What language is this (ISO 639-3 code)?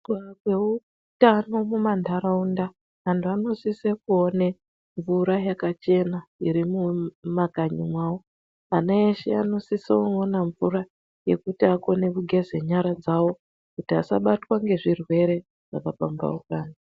ndc